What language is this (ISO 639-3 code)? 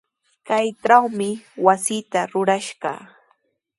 qws